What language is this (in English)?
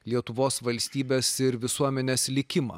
Lithuanian